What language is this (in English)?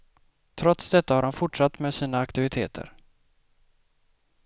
Swedish